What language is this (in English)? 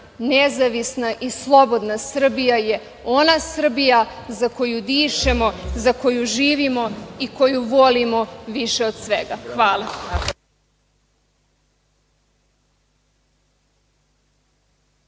Serbian